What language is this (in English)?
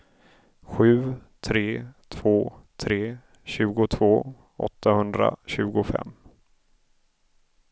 Swedish